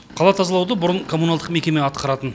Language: Kazakh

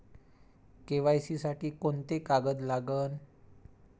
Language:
Marathi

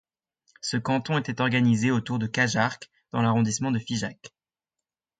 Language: French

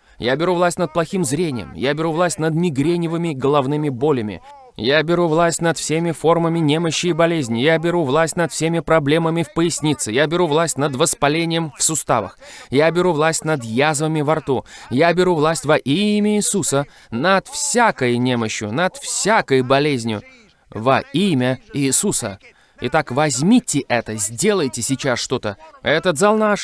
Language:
Russian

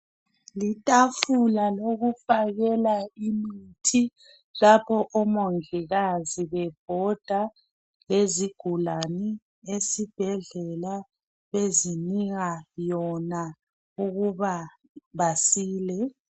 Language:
North Ndebele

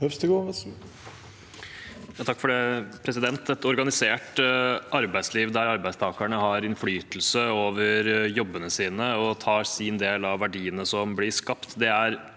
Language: Norwegian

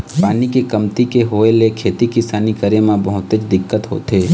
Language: Chhattisgarhi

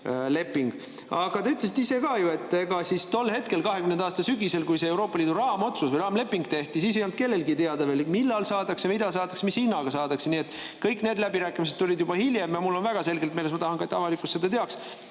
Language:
Estonian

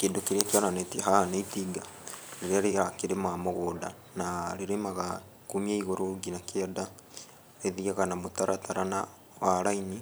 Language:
Kikuyu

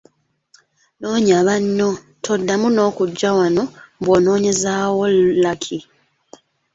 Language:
Ganda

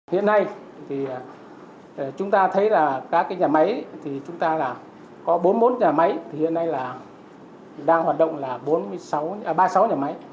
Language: Vietnamese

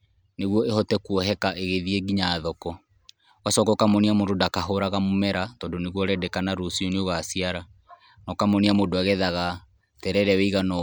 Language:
Kikuyu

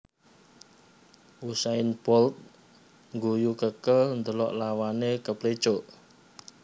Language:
Javanese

